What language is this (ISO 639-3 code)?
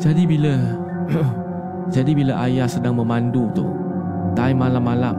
msa